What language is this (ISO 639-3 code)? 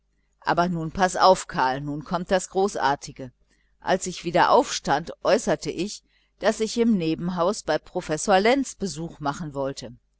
deu